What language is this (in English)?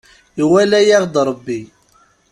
Kabyle